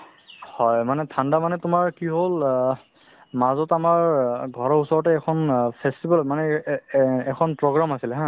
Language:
Assamese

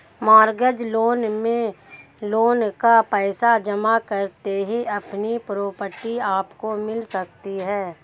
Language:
Hindi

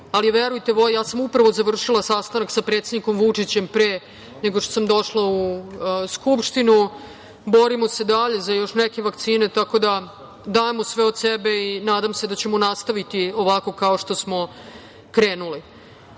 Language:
Serbian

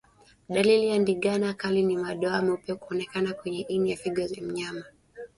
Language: Swahili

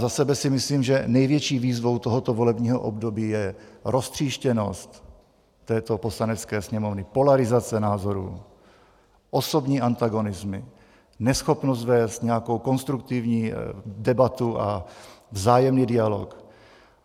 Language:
Czech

